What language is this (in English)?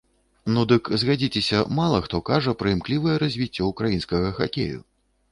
Belarusian